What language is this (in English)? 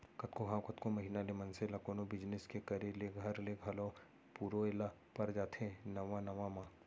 Chhattisgarhi